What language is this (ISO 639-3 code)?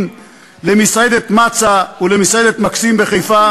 heb